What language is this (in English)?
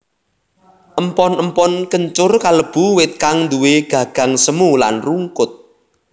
Javanese